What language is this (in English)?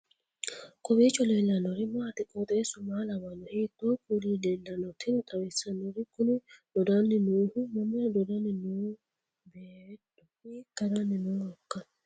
Sidamo